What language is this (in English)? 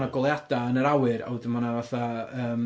Welsh